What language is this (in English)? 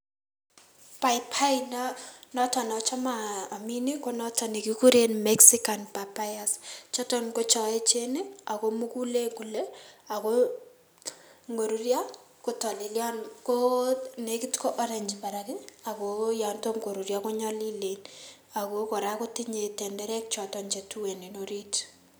Kalenjin